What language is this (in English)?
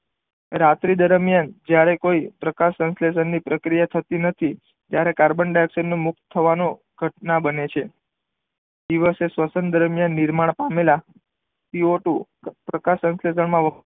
Gujarati